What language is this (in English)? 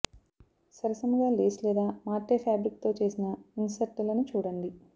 Telugu